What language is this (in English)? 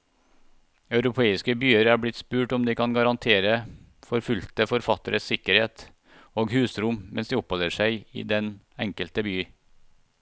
Norwegian